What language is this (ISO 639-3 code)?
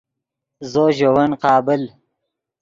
ydg